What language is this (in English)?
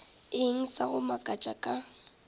Northern Sotho